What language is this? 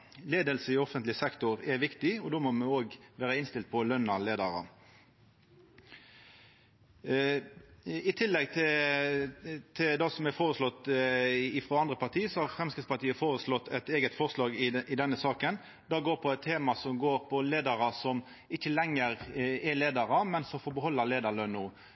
Norwegian Nynorsk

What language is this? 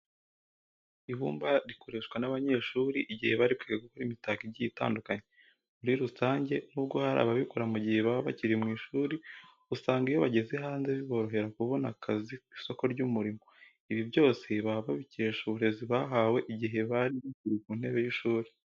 Kinyarwanda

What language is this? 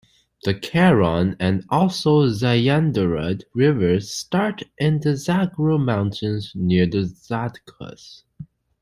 English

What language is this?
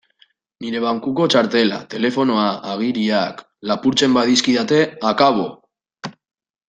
Basque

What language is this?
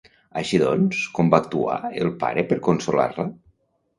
Catalan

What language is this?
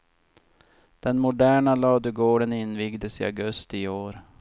Swedish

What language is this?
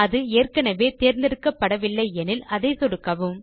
Tamil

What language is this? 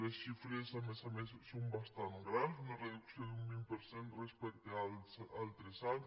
Catalan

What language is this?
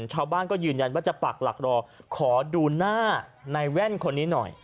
Thai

